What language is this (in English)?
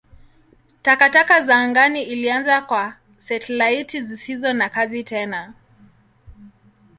Swahili